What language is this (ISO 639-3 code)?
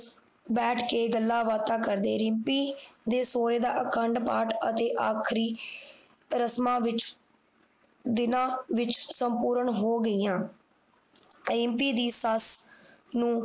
pan